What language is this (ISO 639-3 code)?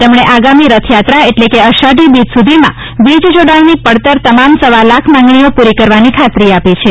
guj